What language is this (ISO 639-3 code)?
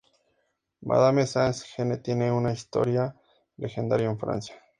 spa